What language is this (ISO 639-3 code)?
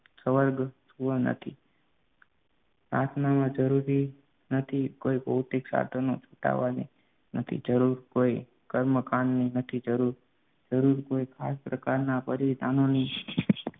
guj